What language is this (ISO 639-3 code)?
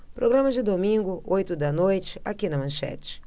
por